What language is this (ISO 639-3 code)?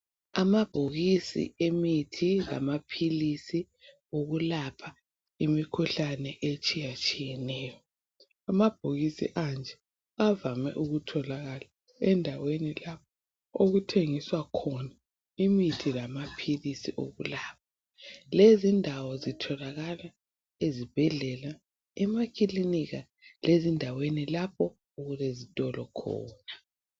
nde